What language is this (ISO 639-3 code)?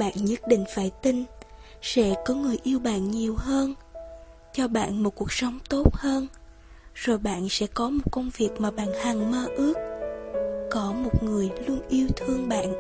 vie